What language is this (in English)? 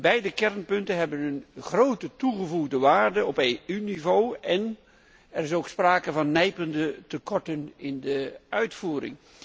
Dutch